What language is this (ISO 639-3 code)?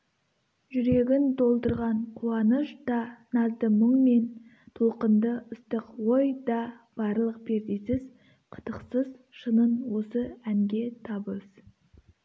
kaz